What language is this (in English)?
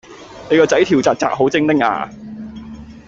Cantonese